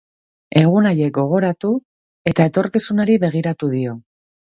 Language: Basque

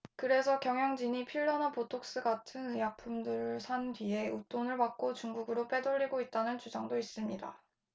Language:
Korean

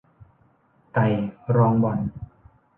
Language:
Thai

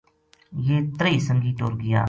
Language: Gujari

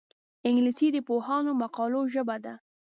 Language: Pashto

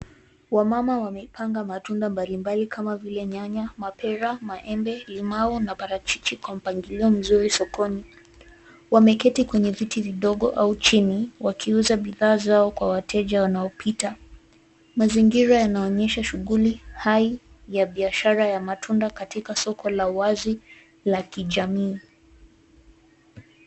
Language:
Swahili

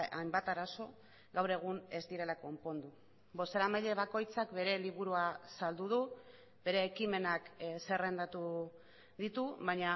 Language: Basque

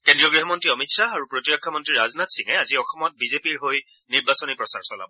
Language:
Assamese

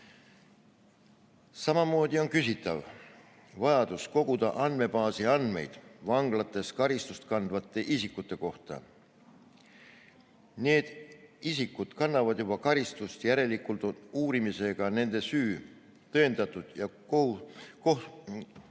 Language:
Estonian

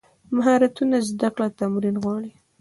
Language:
Pashto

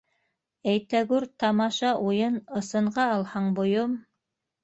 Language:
Bashkir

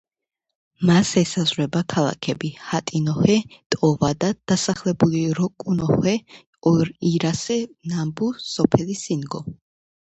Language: Georgian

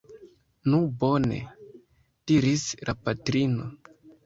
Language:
Esperanto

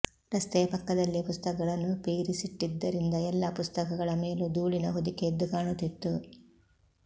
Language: Kannada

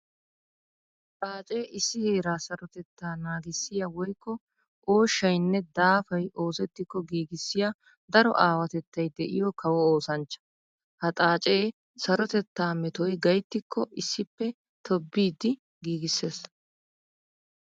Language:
Wolaytta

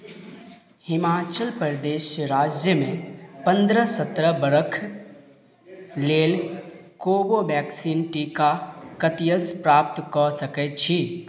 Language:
Maithili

